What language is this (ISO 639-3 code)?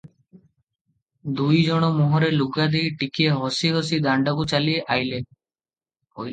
ori